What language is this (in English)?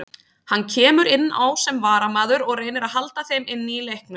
Icelandic